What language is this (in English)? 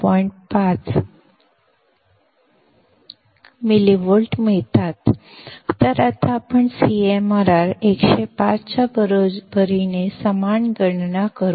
Marathi